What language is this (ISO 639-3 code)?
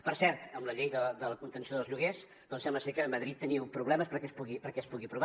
cat